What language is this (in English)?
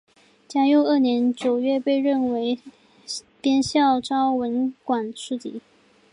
Chinese